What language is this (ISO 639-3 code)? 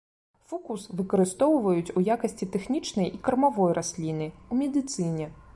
bel